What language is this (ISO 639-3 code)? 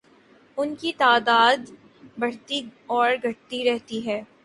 urd